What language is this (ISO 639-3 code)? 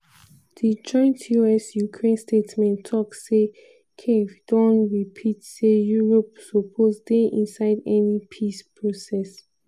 pcm